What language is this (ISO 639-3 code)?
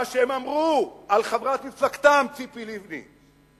heb